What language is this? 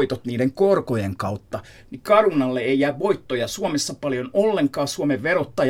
Finnish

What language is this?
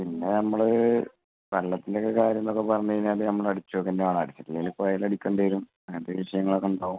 Malayalam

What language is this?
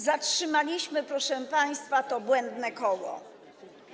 Polish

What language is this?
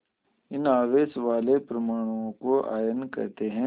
Hindi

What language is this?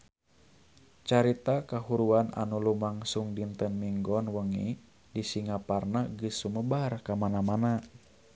Sundanese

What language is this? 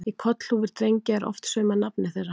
Icelandic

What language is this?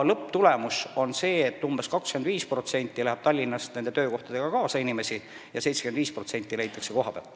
Estonian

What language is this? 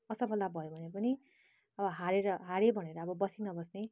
Nepali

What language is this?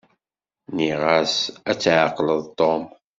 Kabyle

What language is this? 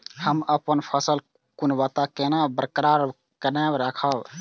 Maithili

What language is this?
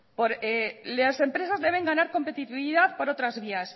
Spanish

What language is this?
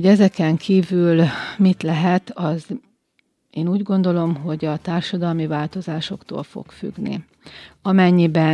Hungarian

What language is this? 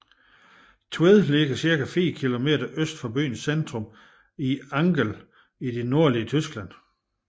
Danish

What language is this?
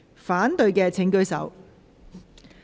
Cantonese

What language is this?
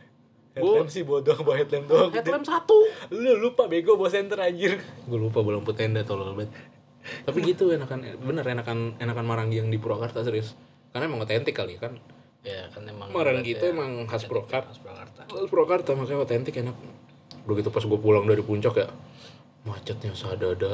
Indonesian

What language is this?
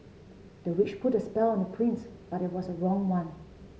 English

